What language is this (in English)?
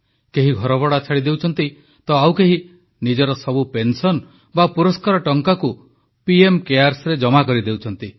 Odia